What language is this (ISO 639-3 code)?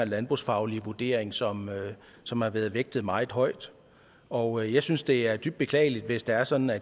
dan